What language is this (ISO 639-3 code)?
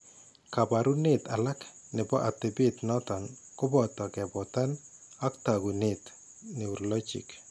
kln